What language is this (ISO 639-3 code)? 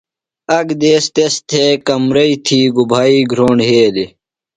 phl